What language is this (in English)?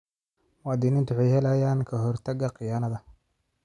Somali